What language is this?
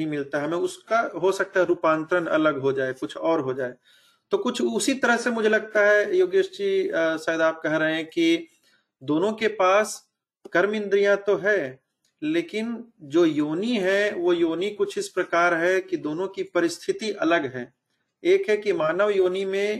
Hindi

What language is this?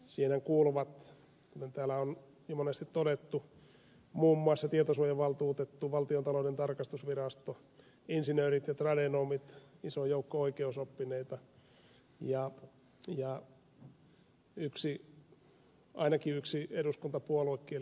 Finnish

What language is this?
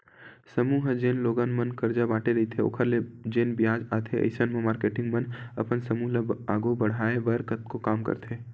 Chhattisgarhi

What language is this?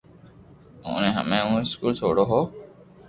Loarki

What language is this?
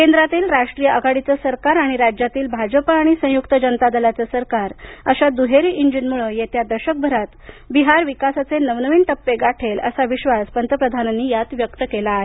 Marathi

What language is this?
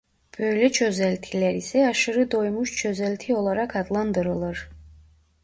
Turkish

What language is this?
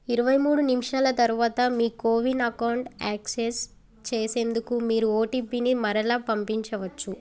Telugu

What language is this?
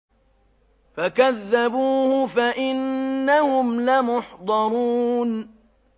Arabic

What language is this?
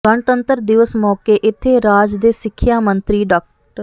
Punjabi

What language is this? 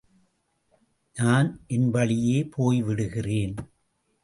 Tamil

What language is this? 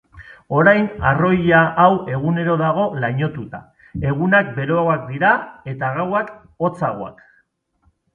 Basque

